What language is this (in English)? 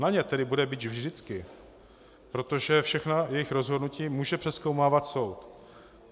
Czech